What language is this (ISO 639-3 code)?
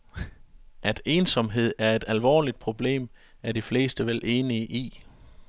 dan